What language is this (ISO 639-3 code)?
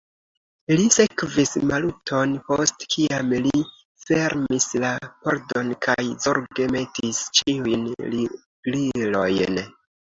epo